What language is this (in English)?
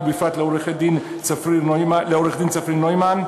Hebrew